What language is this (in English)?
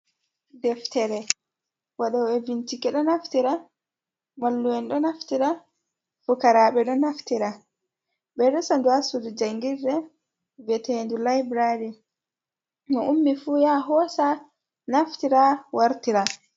Fula